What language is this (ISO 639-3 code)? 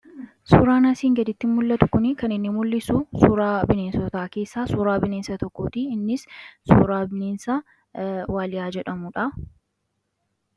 orm